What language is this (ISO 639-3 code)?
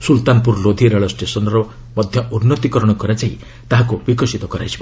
ori